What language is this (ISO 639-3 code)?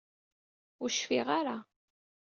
kab